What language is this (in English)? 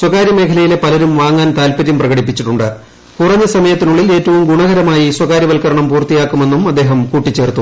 Malayalam